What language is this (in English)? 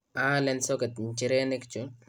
Kalenjin